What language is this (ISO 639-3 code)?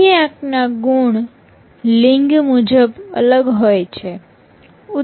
guj